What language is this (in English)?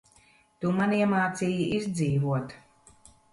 Latvian